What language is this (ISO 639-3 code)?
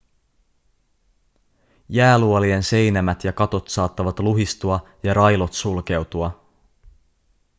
fin